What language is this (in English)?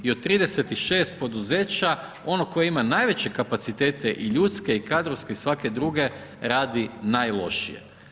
Croatian